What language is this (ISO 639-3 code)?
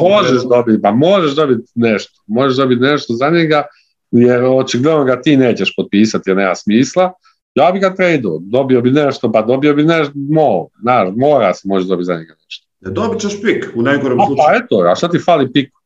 hrv